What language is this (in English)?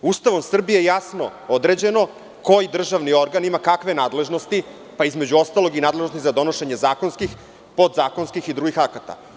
Serbian